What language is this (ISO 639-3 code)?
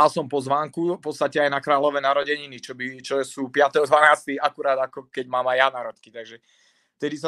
ces